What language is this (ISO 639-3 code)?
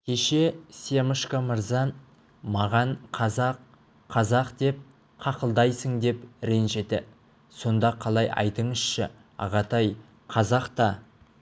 kaz